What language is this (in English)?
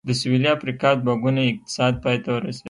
Pashto